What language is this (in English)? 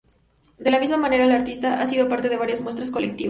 Spanish